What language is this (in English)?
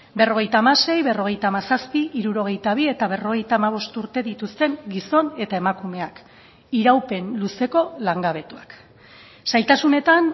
Basque